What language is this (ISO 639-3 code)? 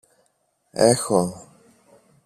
ell